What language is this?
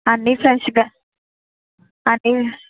Telugu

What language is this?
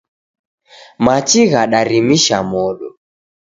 Taita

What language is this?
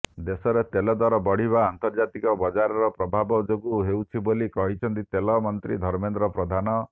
Odia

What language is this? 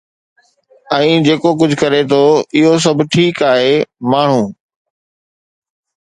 Sindhi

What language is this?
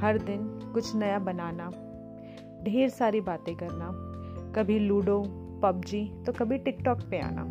Hindi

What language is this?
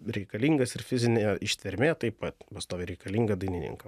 Lithuanian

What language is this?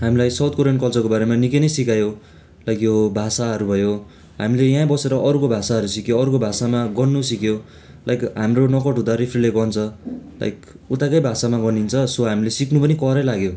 Nepali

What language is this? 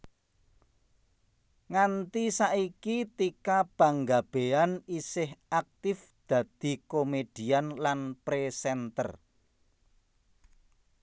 Javanese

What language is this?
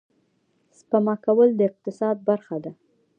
Pashto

